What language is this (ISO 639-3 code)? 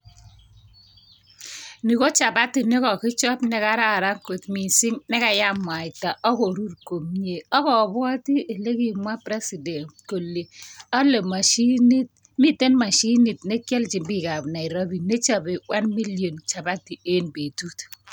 kln